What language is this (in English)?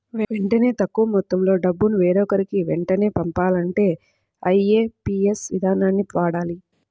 Telugu